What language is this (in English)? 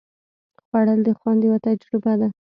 Pashto